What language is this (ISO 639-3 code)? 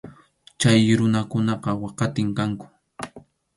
qxu